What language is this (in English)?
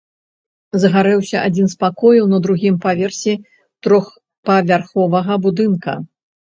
Belarusian